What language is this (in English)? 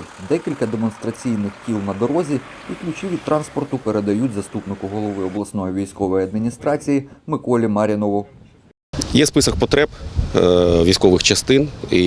Ukrainian